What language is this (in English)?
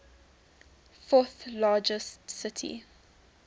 English